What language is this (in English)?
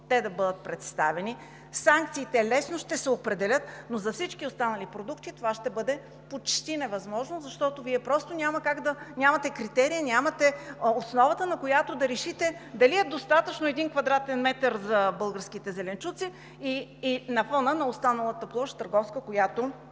Bulgarian